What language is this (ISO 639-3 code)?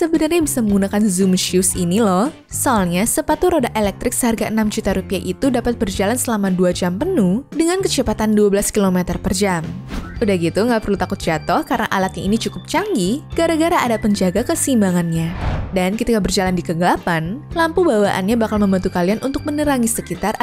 ind